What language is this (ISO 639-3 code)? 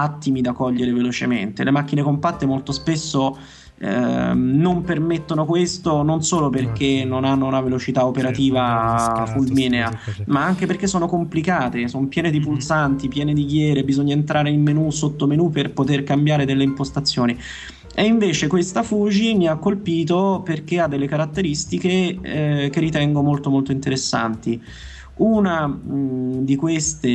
ita